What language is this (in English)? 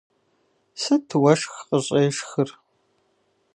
Kabardian